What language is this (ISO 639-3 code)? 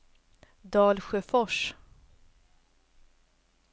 swe